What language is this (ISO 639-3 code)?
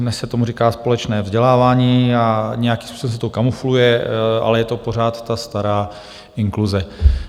ces